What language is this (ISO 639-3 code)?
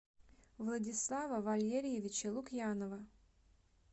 rus